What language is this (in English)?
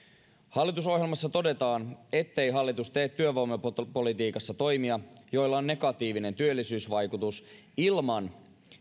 Finnish